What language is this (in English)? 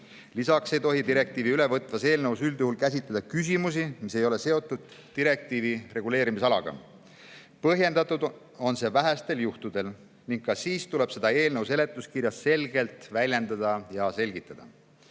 Estonian